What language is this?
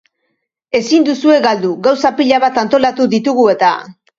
Basque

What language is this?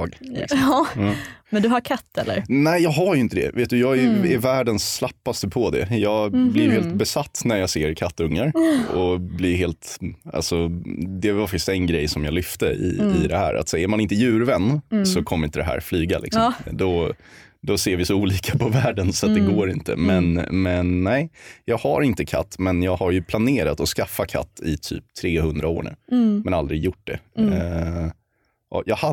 Swedish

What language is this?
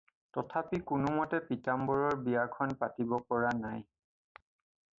Assamese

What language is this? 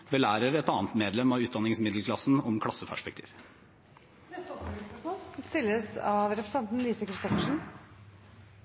Norwegian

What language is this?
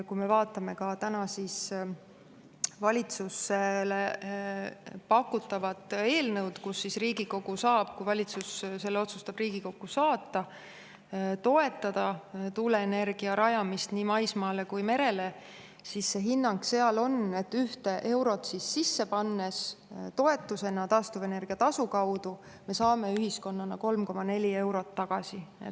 Estonian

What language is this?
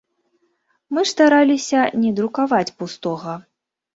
Belarusian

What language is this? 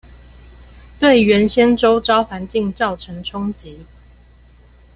Chinese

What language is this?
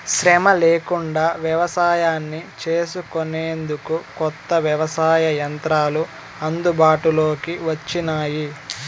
Telugu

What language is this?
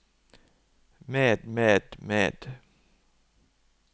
Norwegian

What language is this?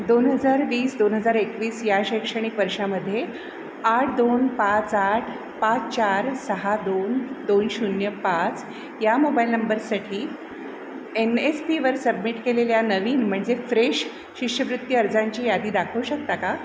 Marathi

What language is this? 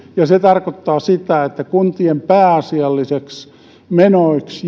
Finnish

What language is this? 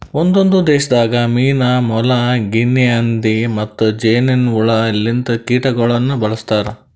Kannada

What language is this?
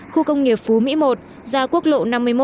Vietnamese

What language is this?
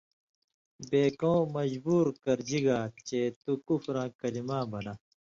Indus Kohistani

